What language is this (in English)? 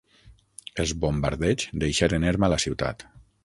Catalan